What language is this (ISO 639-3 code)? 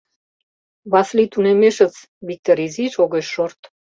chm